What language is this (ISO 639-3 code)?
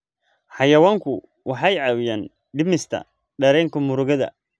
som